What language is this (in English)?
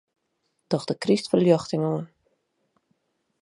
Western Frisian